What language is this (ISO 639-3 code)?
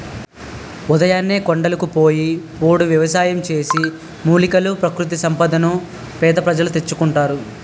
tel